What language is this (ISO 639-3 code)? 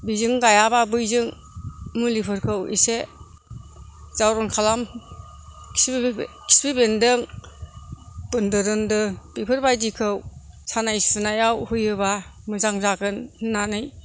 brx